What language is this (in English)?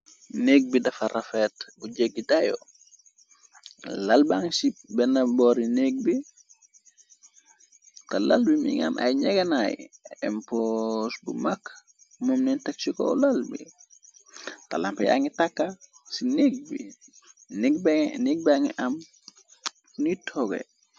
Wolof